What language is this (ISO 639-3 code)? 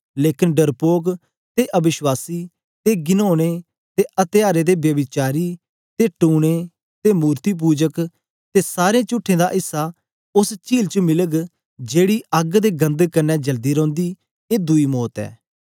doi